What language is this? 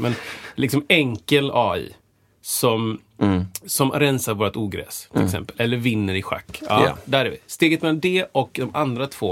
Swedish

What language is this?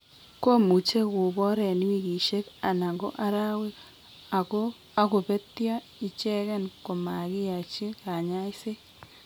Kalenjin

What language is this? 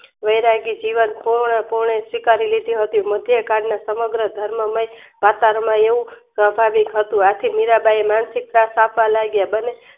Gujarati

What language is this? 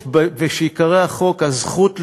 Hebrew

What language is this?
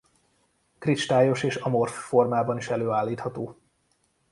Hungarian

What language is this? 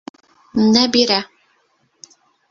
Bashkir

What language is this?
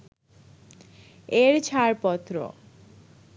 Bangla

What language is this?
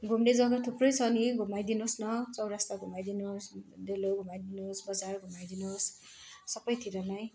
Nepali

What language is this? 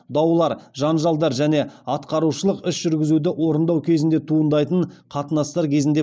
Kazakh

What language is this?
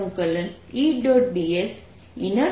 Gujarati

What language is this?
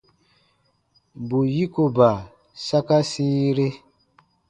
Baatonum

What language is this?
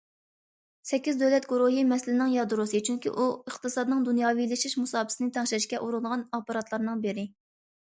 Uyghur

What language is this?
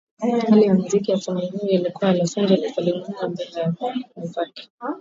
Swahili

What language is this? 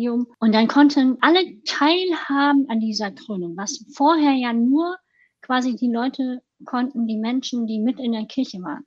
German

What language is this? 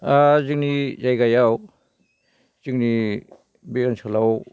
Bodo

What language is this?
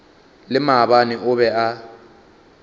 Northern Sotho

